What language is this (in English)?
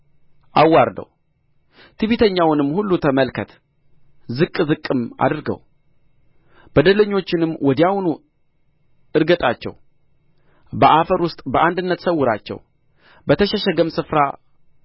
Amharic